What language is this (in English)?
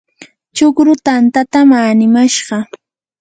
Yanahuanca Pasco Quechua